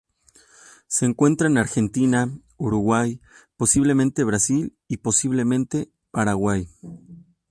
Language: Spanish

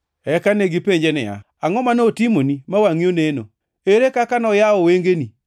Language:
Luo (Kenya and Tanzania)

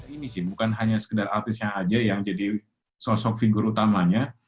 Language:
Indonesian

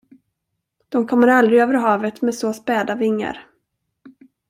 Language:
Swedish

